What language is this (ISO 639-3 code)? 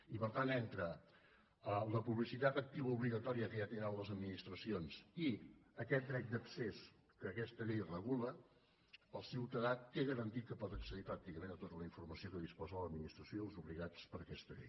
cat